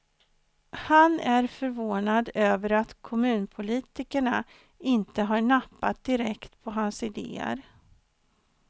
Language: Swedish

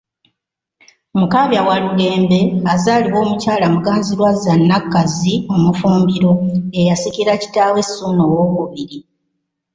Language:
Ganda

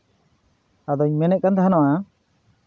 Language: Santali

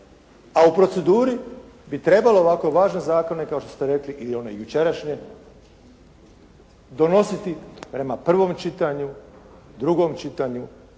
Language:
Croatian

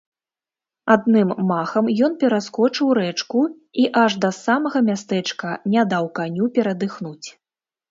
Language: Belarusian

